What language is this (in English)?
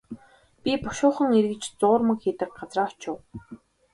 Mongolian